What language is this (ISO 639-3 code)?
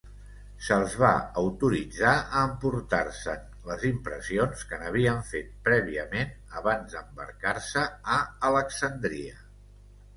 cat